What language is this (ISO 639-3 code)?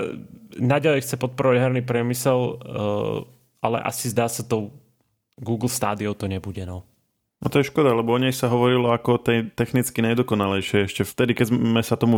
slk